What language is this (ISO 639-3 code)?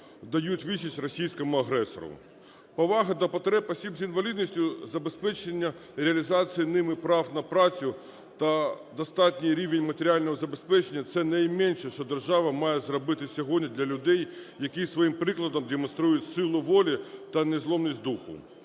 ukr